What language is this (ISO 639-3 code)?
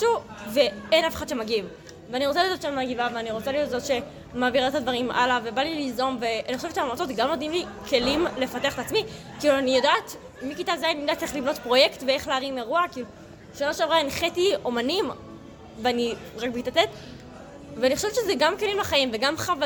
heb